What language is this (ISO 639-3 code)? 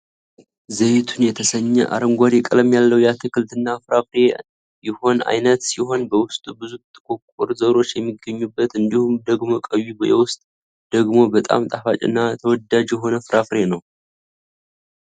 amh